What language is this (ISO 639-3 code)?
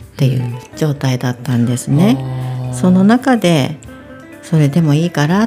jpn